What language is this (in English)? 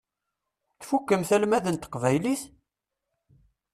Kabyle